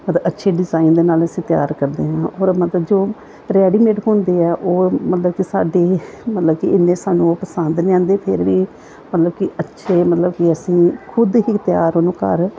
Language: Punjabi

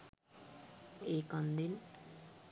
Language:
Sinhala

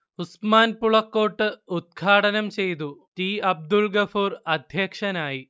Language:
Malayalam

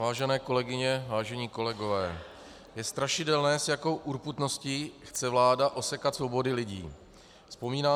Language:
Czech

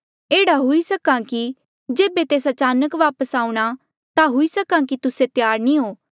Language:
Mandeali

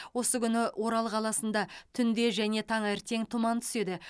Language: Kazakh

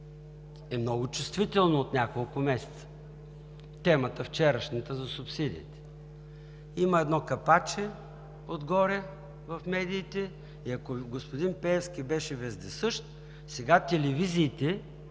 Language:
Bulgarian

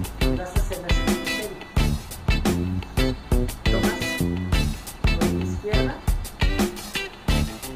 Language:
Spanish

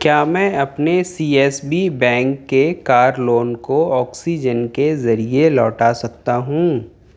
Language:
Urdu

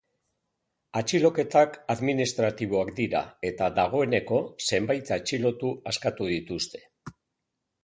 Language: Basque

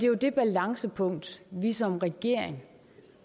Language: Danish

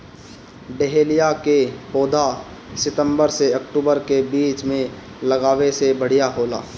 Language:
Bhojpuri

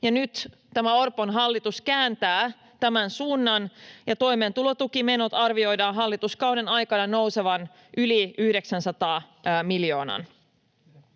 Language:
Finnish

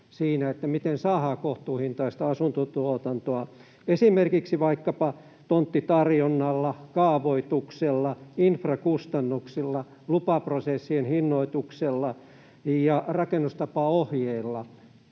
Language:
Finnish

